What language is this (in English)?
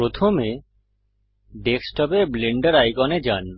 Bangla